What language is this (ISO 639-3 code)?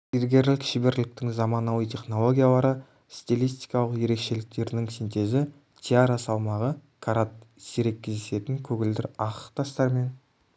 kaz